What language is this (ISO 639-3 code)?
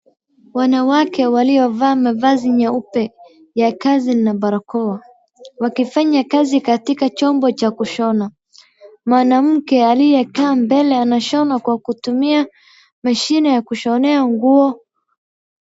swa